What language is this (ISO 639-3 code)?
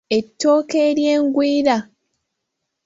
lug